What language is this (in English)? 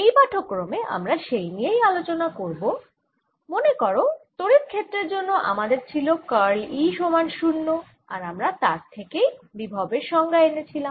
Bangla